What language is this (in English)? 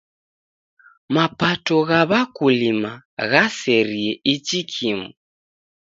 Taita